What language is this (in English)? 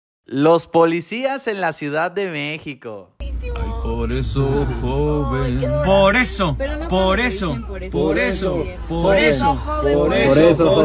Spanish